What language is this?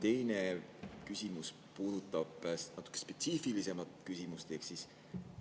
Estonian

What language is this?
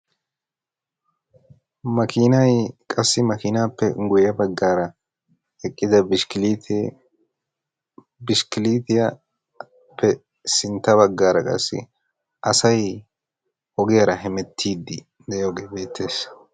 Wolaytta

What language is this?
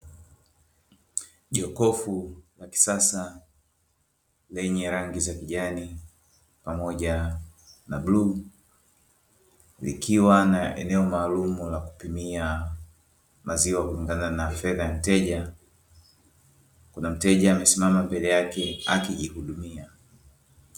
Swahili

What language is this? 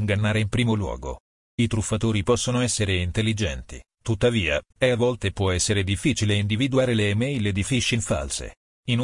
Italian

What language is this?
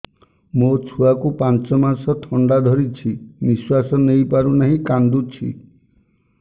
Odia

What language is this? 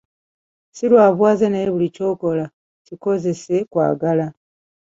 Ganda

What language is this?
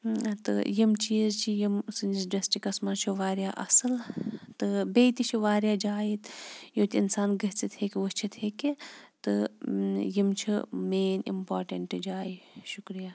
Kashmiri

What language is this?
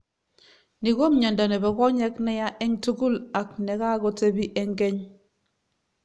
Kalenjin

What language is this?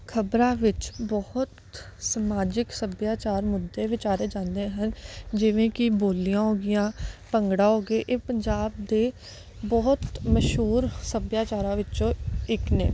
Punjabi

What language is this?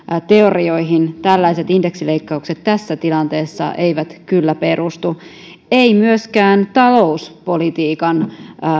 Finnish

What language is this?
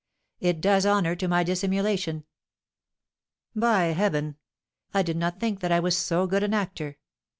English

